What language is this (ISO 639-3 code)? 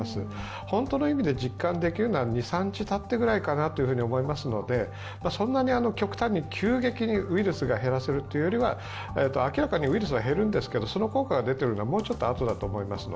jpn